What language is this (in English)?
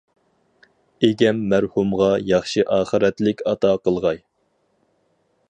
Uyghur